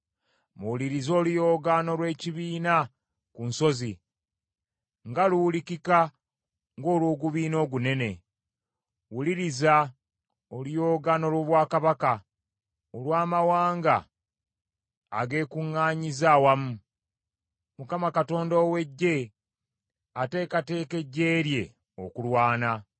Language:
Ganda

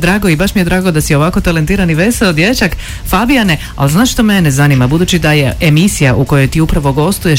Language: Croatian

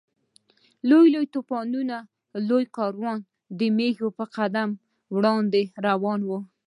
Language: Pashto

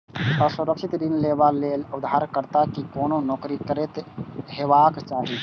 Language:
Maithili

